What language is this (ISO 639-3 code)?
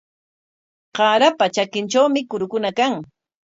qwa